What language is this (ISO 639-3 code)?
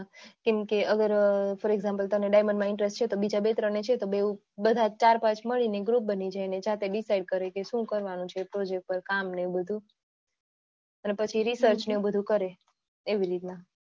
guj